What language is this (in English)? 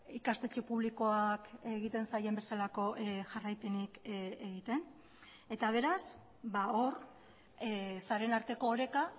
Basque